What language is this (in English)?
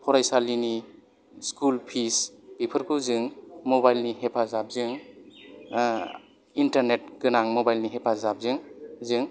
Bodo